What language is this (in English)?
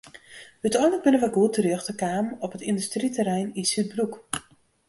Western Frisian